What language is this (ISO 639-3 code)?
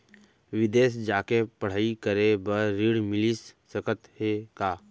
hne